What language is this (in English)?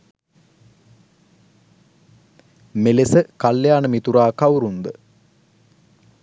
Sinhala